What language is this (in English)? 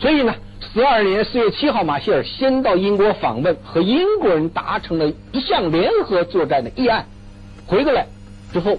Chinese